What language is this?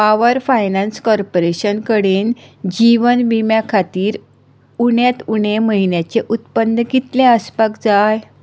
Konkani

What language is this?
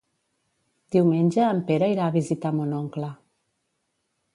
Catalan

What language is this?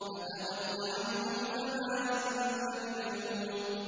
Arabic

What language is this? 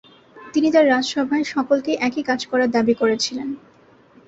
Bangla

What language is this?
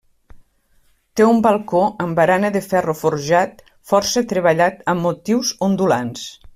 Catalan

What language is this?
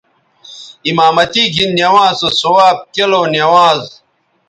Bateri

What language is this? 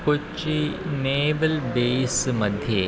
Sanskrit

